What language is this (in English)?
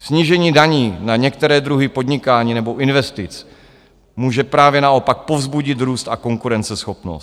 Czech